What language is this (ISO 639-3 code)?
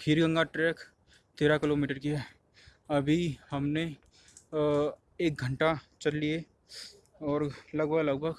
hin